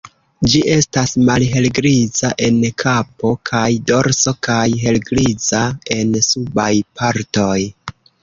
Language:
Esperanto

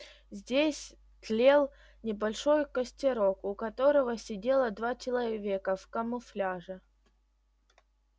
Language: Russian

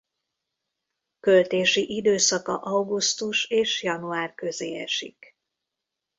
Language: Hungarian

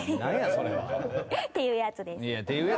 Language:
Japanese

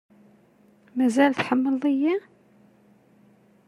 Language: Kabyle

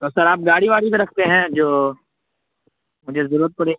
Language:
Urdu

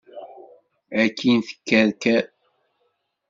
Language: Kabyle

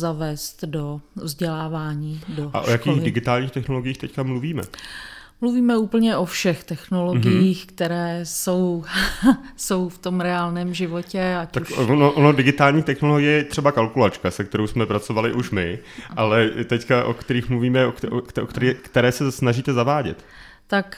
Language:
Czech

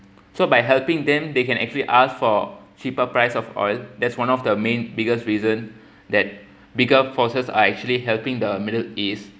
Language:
English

